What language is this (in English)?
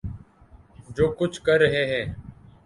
Urdu